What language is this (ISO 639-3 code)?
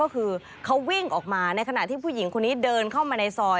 tha